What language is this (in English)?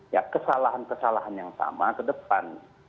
Indonesian